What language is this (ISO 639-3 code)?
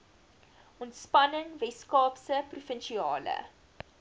afr